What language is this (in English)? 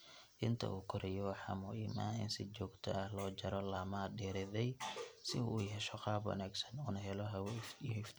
Somali